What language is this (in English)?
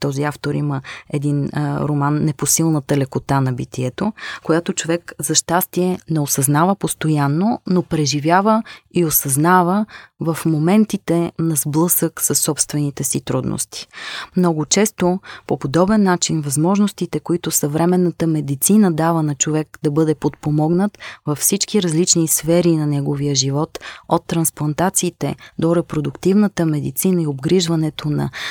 Bulgarian